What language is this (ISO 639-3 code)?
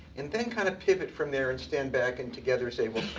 eng